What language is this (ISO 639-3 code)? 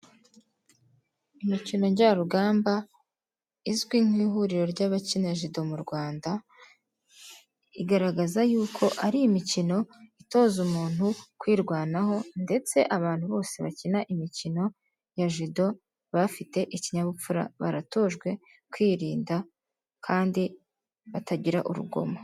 kin